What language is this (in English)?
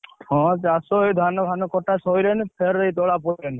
Odia